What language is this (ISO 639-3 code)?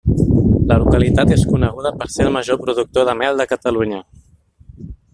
cat